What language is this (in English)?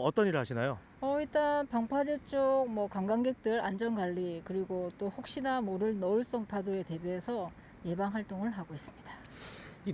Korean